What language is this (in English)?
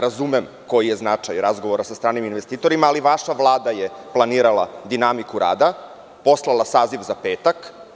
Serbian